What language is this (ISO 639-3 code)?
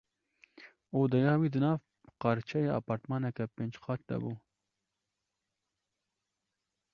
kur